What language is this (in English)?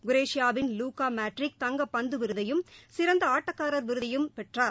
Tamil